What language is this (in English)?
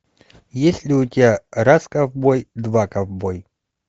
Russian